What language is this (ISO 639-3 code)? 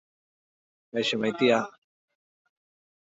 eus